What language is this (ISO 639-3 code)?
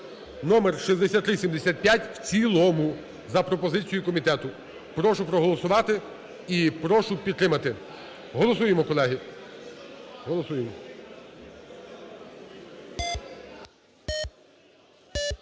ukr